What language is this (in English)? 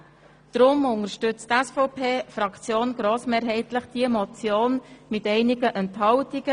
Swiss German